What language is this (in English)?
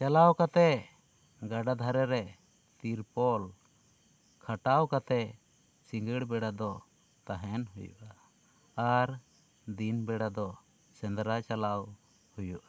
Santali